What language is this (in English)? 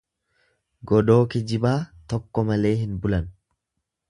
Oromo